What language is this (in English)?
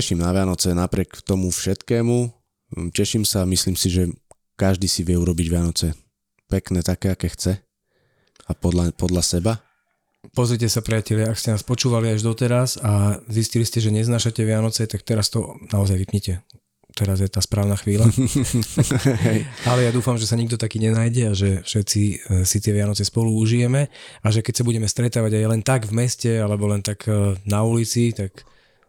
Slovak